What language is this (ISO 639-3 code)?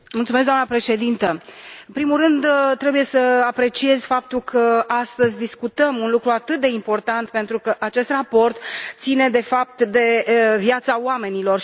ron